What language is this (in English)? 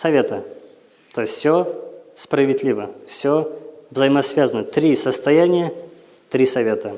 Russian